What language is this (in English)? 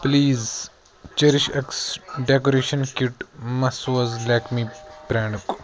Kashmiri